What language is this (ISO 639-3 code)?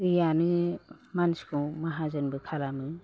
brx